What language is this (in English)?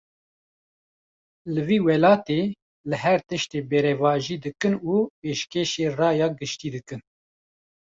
Kurdish